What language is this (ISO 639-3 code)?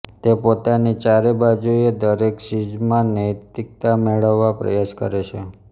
guj